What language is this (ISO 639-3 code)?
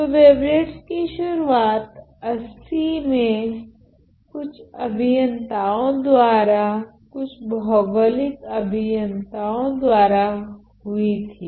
hin